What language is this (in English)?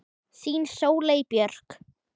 Icelandic